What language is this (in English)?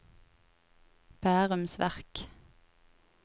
Norwegian